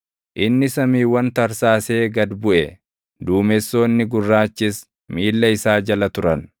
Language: Oromo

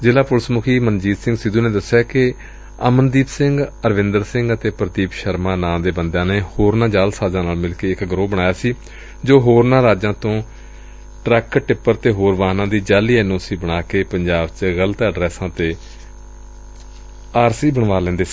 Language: Punjabi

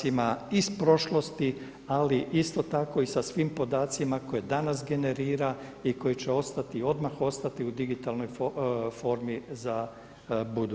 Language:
Croatian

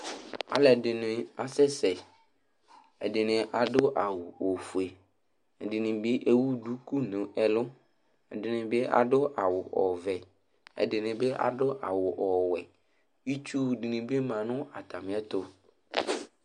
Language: Ikposo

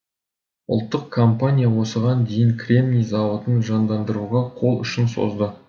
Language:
Kazakh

